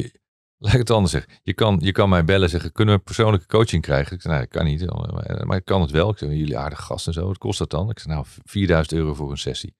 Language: Dutch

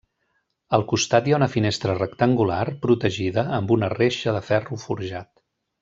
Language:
Catalan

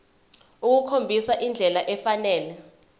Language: Zulu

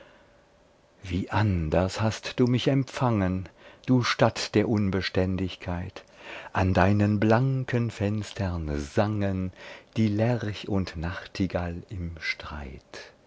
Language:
German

